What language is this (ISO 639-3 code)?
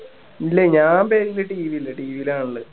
mal